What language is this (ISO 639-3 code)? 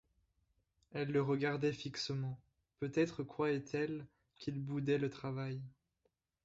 fra